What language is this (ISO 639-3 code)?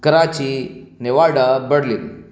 urd